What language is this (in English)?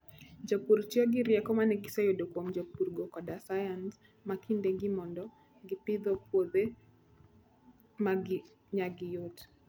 Luo (Kenya and Tanzania)